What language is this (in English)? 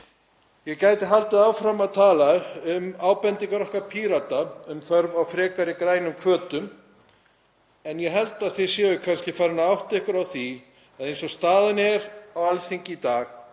Icelandic